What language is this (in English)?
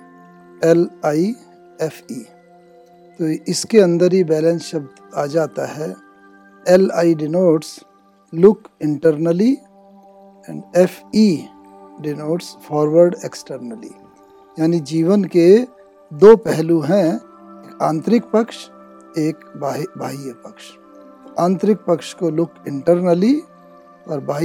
Hindi